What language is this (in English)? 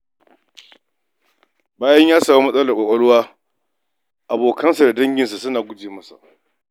Hausa